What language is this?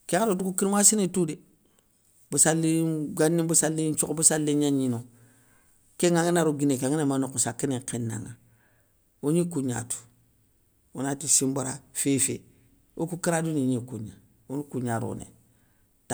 Soninke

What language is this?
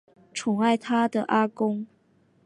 Chinese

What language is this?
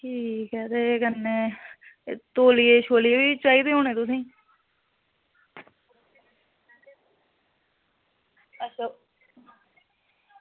Dogri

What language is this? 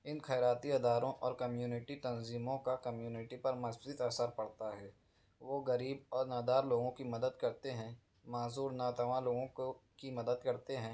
Urdu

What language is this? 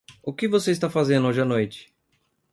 Portuguese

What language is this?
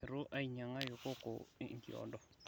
Masai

